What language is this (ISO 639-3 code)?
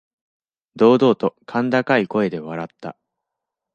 jpn